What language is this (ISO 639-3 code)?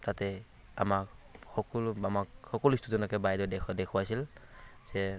asm